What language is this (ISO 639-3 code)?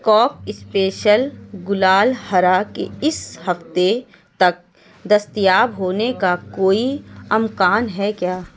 urd